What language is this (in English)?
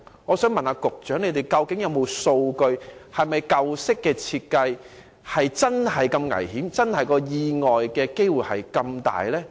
Cantonese